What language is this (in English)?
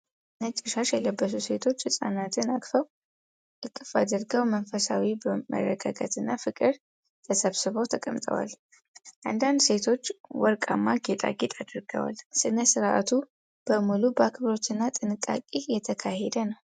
Amharic